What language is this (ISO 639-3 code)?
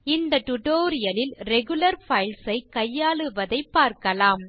tam